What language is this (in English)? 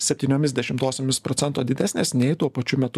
Lithuanian